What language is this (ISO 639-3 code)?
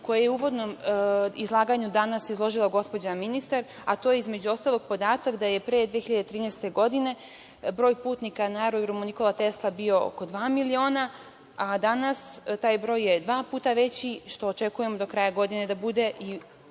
srp